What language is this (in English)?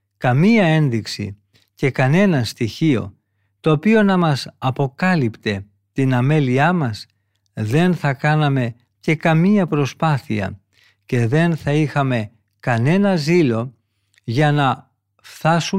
Greek